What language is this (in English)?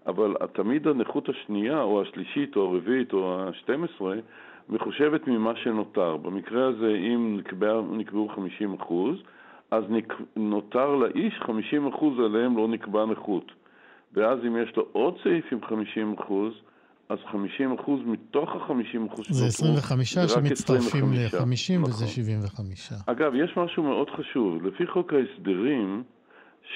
Hebrew